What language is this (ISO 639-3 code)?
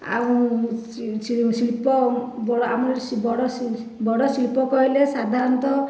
ori